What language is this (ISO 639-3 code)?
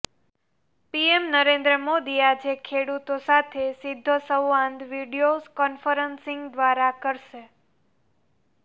guj